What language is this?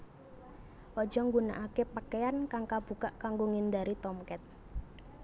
Javanese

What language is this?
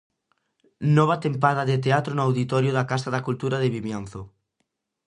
Galician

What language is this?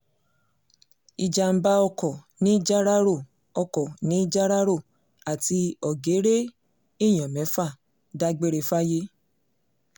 Yoruba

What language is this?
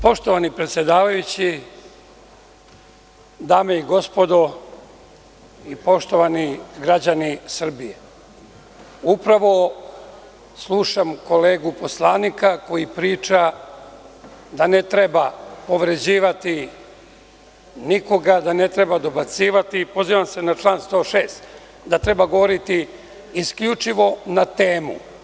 Serbian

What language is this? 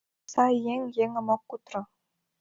Mari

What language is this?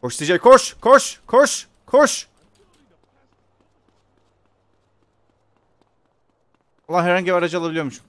Turkish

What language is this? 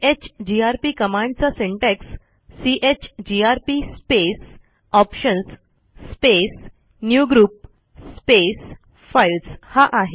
Marathi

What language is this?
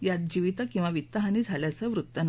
Marathi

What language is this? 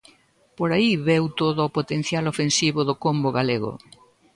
Galician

